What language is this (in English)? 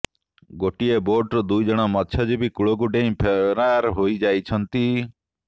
Odia